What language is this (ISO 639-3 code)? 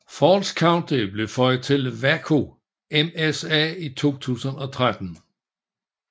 dan